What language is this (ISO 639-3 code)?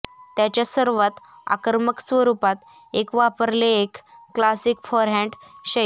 mar